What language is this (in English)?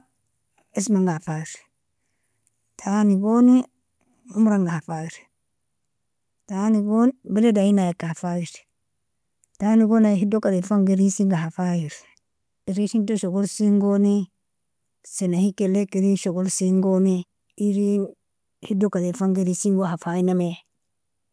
Nobiin